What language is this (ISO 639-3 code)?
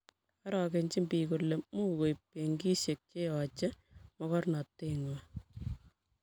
kln